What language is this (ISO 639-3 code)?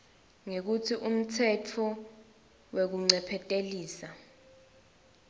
ssw